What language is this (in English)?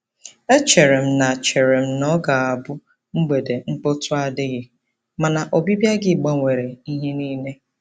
Igbo